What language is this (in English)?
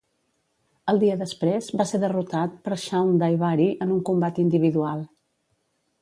Catalan